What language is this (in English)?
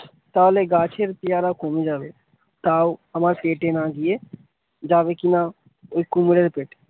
Bangla